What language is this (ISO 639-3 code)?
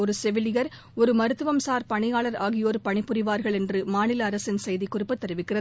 tam